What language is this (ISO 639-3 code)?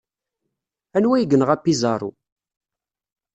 kab